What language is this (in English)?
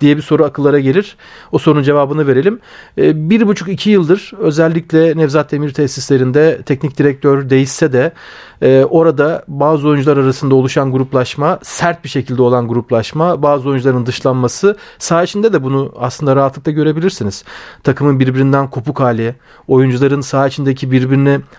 Turkish